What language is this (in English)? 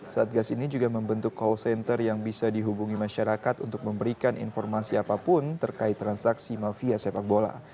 Indonesian